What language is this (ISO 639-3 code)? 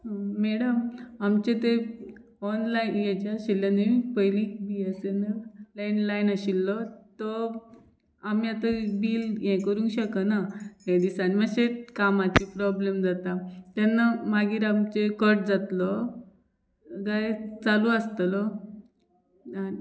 kok